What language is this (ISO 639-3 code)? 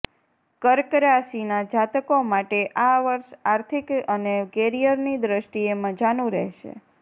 guj